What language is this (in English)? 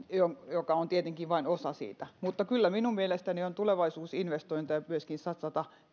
Finnish